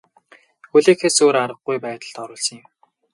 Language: Mongolian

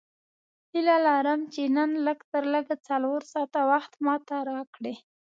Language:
Pashto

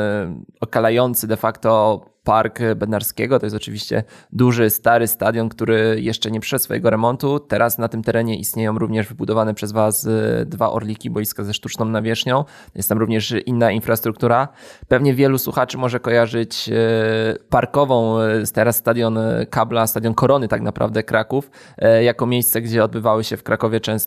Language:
Polish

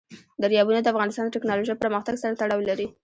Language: Pashto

